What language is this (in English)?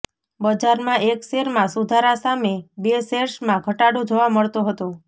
Gujarati